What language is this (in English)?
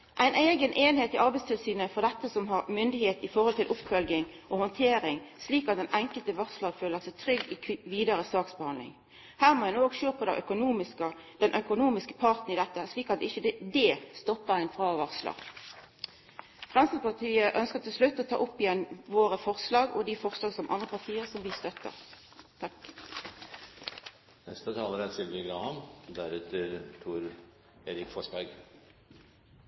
Norwegian Nynorsk